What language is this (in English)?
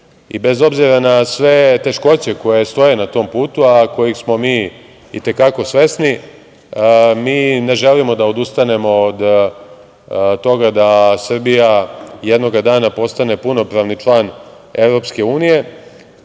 Serbian